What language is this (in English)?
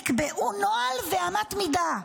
Hebrew